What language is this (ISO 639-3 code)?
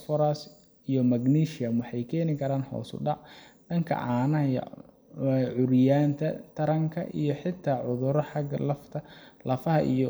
som